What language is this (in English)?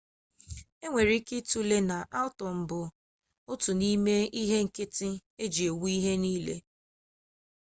Igbo